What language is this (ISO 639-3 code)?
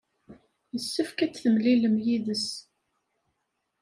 kab